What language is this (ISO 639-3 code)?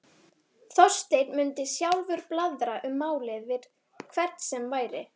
isl